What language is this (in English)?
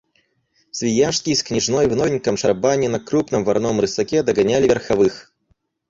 Russian